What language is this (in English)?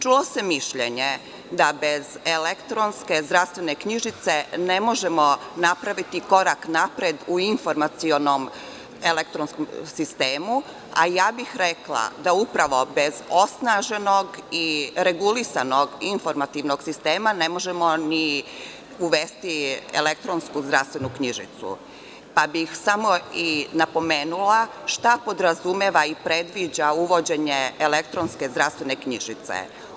Serbian